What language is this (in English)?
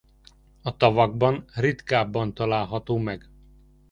Hungarian